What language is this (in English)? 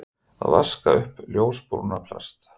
Icelandic